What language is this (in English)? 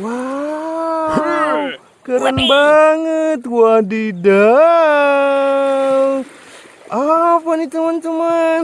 Indonesian